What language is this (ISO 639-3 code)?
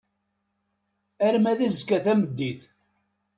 kab